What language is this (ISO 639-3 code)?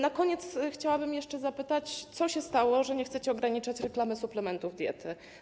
pol